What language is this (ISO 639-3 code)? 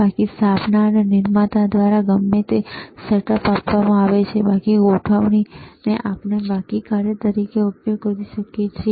guj